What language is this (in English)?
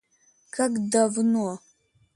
Russian